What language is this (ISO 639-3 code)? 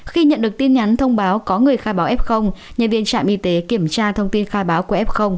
vie